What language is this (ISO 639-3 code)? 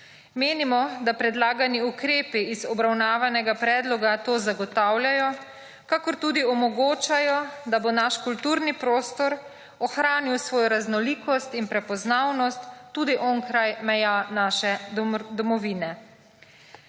slv